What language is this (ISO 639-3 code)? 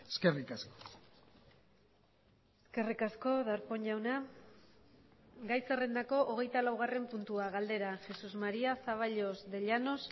eus